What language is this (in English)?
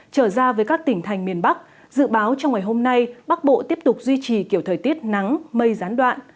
Vietnamese